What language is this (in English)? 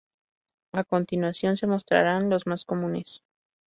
Spanish